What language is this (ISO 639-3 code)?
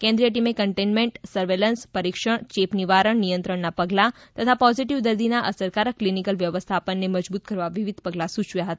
guj